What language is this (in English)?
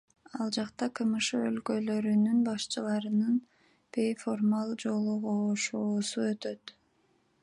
Kyrgyz